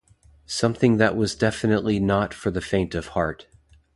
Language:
English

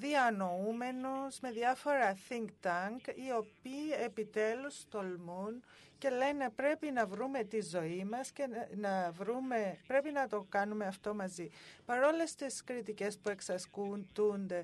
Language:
Greek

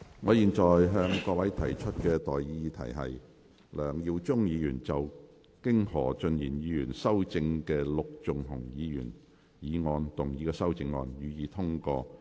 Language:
Cantonese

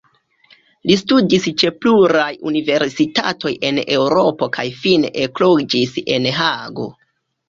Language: Esperanto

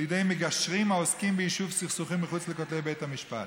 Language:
Hebrew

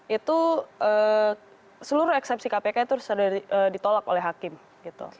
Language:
Indonesian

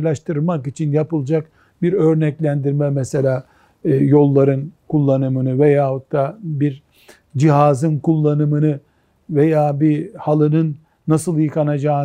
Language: Turkish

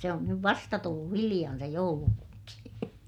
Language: Finnish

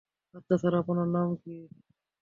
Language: Bangla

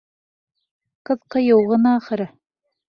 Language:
Bashkir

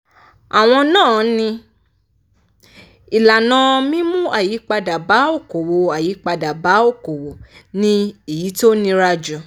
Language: Yoruba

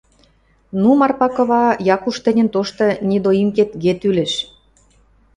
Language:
Western Mari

